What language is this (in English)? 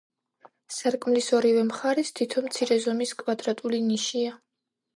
Georgian